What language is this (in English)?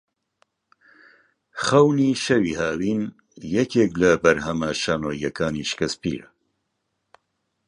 Central Kurdish